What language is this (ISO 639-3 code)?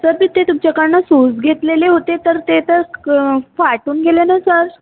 mar